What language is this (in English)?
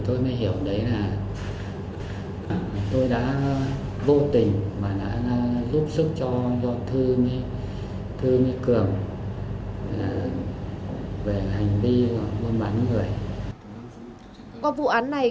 Vietnamese